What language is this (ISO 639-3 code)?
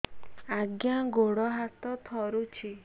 ori